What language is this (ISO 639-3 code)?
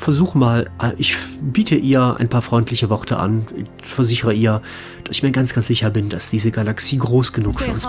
deu